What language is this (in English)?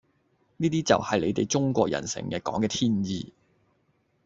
Cantonese